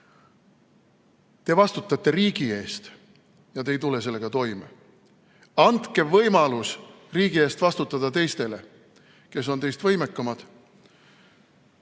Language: Estonian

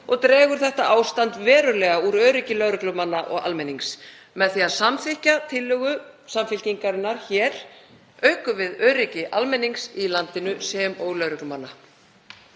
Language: Icelandic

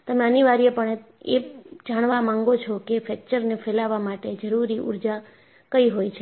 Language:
Gujarati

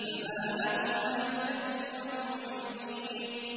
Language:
Arabic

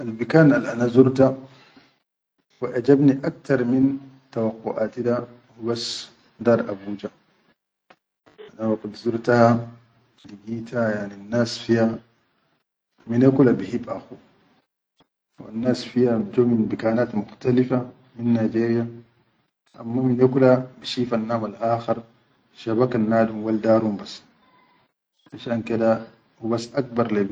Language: Chadian Arabic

